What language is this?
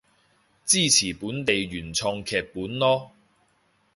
Cantonese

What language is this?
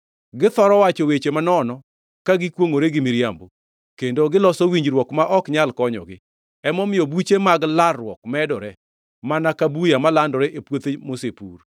Luo (Kenya and Tanzania)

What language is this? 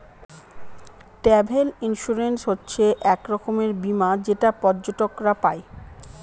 Bangla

